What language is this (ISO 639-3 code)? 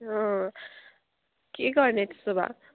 nep